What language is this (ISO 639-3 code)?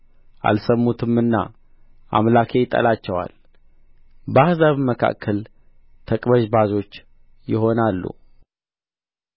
amh